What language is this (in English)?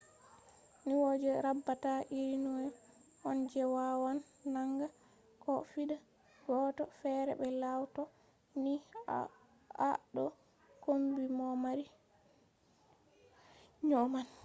Fula